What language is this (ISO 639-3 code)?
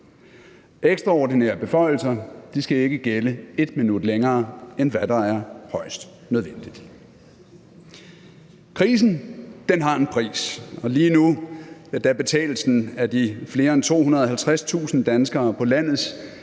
dan